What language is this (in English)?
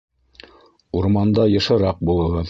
Bashkir